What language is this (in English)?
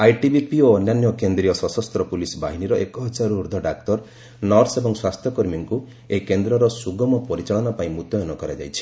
Odia